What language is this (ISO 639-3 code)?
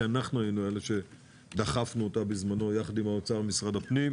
heb